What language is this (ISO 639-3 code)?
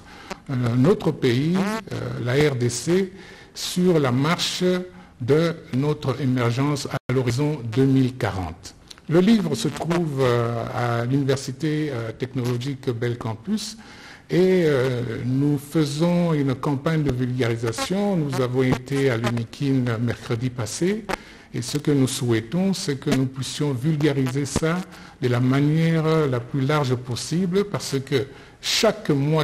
fra